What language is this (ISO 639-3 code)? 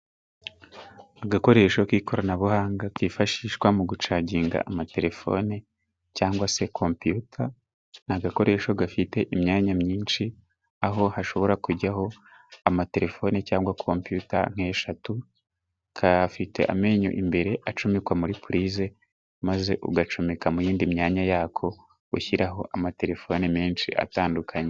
kin